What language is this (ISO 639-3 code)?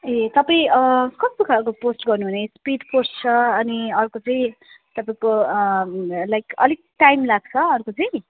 nep